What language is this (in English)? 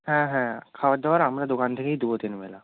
Bangla